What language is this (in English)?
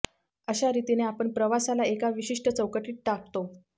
Marathi